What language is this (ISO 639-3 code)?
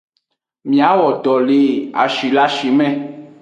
ajg